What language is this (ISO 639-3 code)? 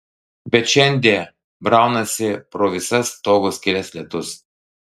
lit